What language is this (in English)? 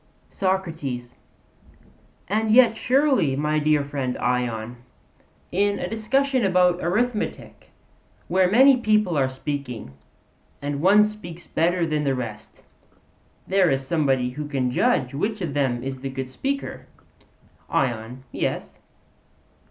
English